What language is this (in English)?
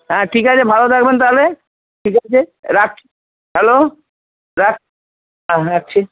Bangla